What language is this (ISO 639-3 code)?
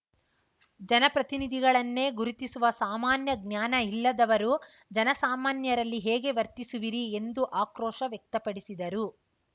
kan